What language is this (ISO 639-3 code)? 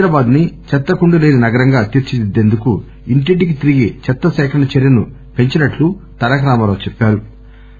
tel